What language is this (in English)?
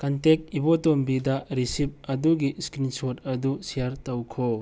Manipuri